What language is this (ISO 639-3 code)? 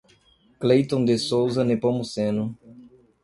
por